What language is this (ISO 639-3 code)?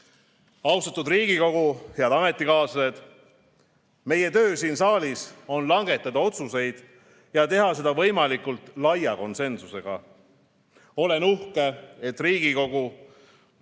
est